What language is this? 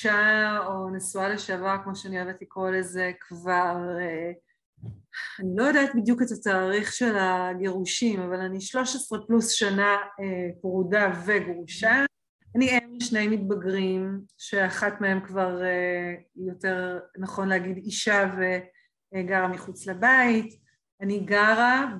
Hebrew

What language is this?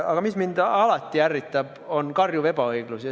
Estonian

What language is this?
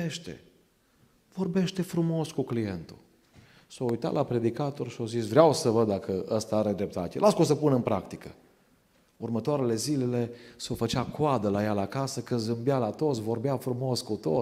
Romanian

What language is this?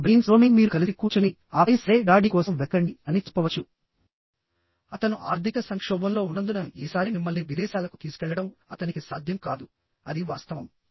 Telugu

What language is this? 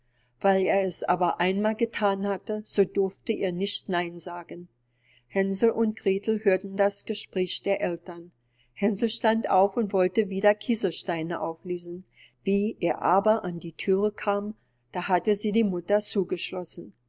German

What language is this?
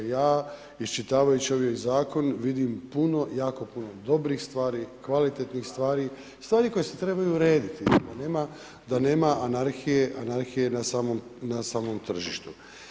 Croatian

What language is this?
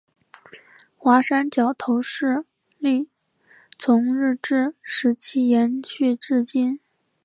Chinese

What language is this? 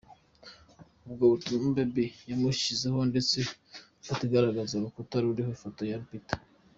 Kinyarwanda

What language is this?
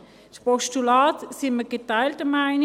Swiss German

